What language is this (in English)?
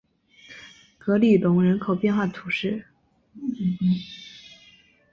Chinese